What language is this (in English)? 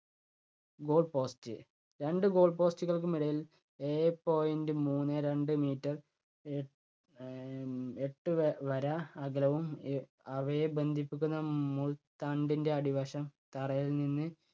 Malayalam